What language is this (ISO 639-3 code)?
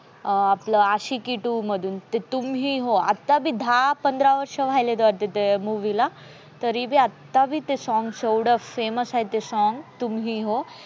mar